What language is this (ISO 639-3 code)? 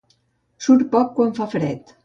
cat